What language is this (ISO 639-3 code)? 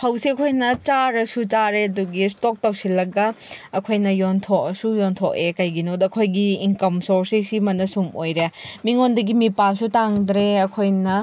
mni